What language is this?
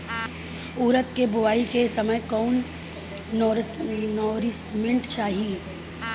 Bhojpuri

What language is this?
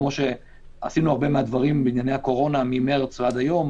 Hebrew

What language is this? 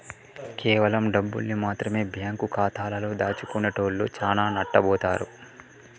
Telugu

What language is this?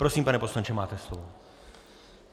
Czech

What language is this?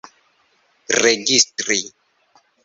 Esperanto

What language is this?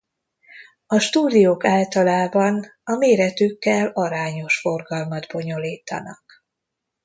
Hungarian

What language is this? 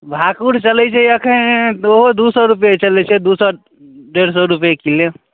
Maithili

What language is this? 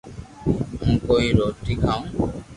Loarki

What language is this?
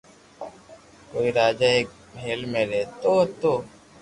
Loarki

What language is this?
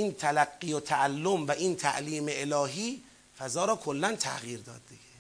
Persian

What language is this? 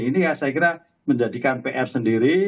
Indonesian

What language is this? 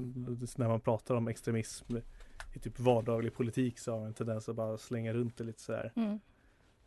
Swedish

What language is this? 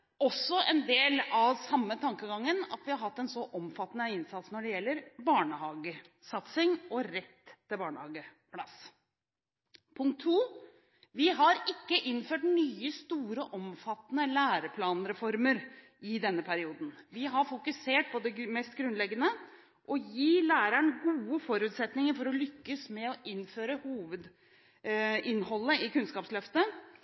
Norwegian Bokmål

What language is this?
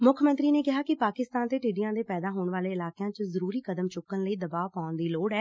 Punjabi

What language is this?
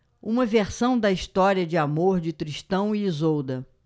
Portuguese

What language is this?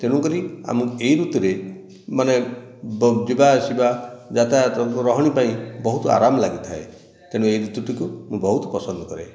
Odia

